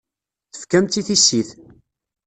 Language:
Kabyle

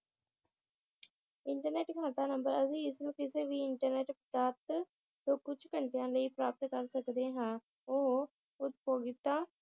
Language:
Punjabi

